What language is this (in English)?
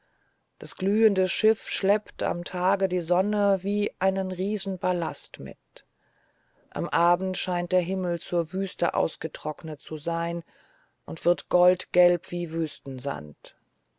German